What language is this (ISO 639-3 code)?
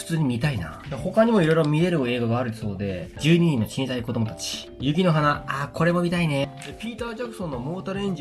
jpn